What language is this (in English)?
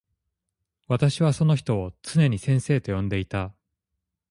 Japanese